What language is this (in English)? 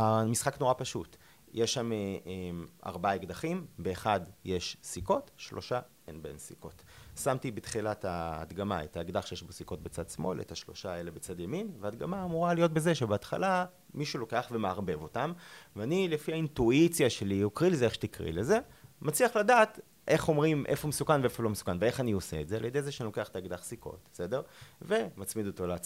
Hebrew